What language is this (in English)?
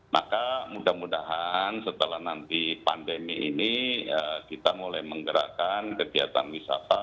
Indonesian